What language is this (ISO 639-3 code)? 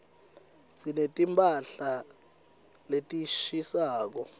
ssw